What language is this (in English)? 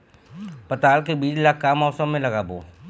Chhattisgarhi